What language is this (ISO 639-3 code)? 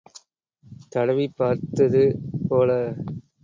tam